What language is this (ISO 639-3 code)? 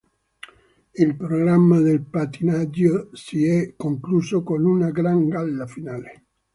ita